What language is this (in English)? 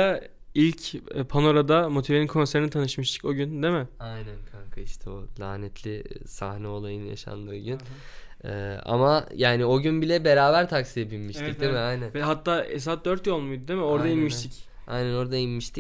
Turkish